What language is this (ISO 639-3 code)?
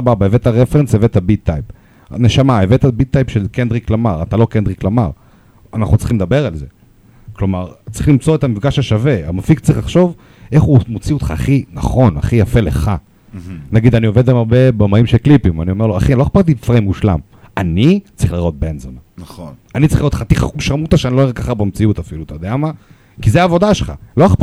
heb